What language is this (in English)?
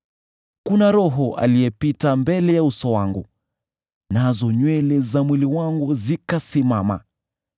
Swahili